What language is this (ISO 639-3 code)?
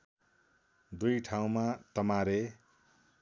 nep